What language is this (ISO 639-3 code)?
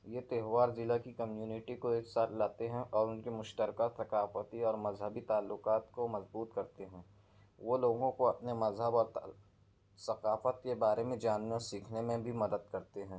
urd